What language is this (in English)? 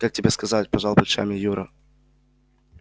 Russian